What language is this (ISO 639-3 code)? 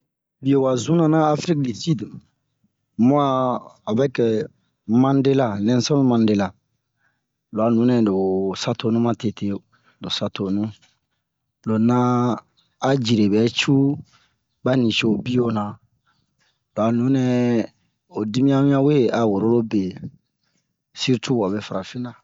bmq